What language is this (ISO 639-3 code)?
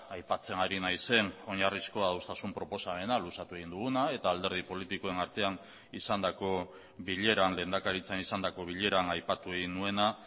eus